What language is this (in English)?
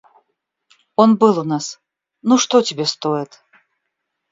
Russian